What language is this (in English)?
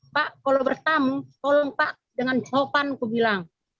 Indonesian